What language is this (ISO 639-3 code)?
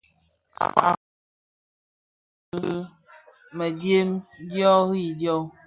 ksf